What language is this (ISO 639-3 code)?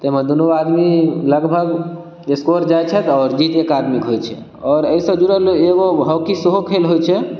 mai